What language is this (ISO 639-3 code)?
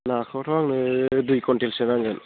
brx